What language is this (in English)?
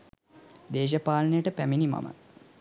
Sinhala